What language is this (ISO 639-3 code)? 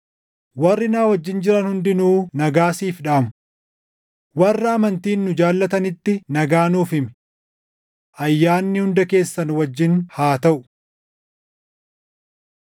orm